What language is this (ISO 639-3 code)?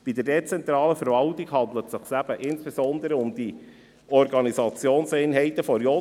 gsw